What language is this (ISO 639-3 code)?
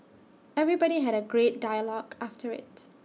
eng